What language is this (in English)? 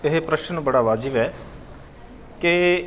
Punjabi